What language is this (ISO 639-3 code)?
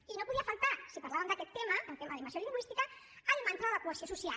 cat